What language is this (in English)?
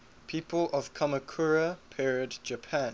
English